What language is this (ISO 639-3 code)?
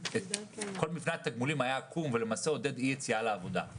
heb